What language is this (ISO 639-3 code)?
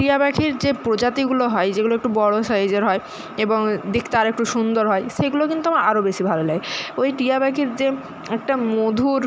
ben